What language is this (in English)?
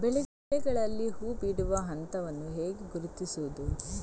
Kannada